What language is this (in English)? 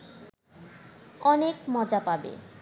Bangla